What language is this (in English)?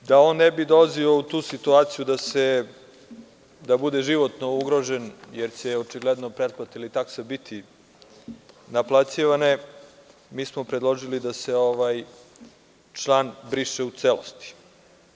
Serbian